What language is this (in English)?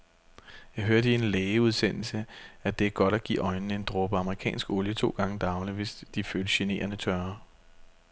Danish